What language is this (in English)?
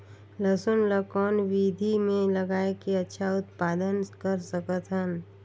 Chhattisgarhi